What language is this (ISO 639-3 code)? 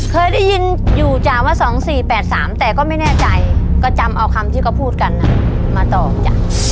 tha